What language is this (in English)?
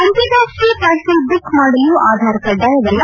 Kannada